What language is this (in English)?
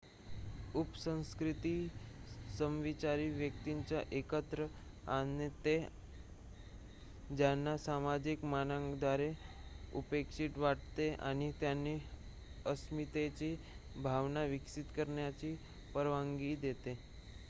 Marathi